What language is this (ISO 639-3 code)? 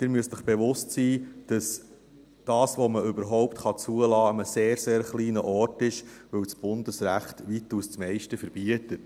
gsw